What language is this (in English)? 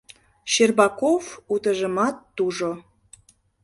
Mari